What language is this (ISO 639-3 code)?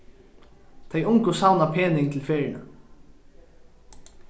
fao